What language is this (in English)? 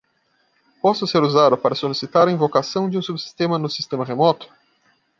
Portuguese